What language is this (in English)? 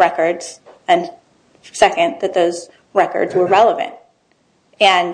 English